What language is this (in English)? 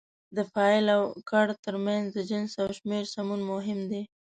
Pashto